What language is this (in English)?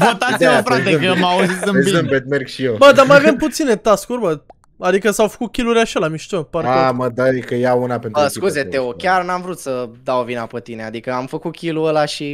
Romanian